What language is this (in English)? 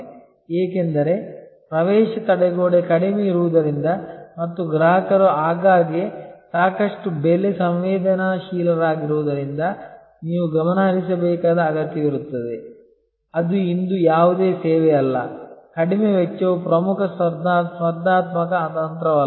Kannada